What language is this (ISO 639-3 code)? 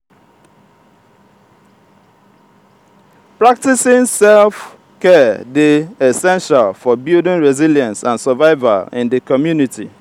pcm